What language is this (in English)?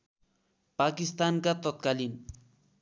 Nepali